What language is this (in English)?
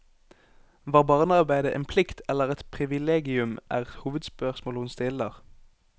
Norwegian